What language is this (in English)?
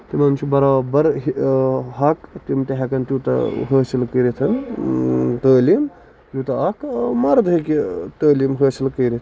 Kashmiri